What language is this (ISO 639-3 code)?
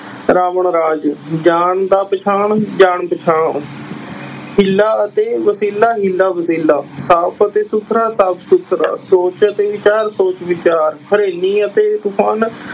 pan